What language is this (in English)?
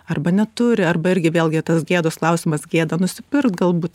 Lithuanian